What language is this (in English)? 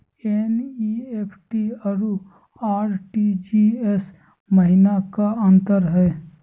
Magahi